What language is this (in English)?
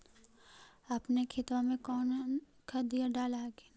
Magahi